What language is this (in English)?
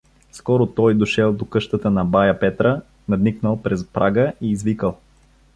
Bulgarian